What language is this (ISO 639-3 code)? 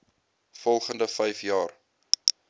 afr